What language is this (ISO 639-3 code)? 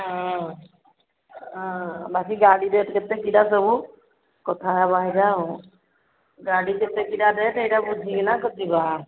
ori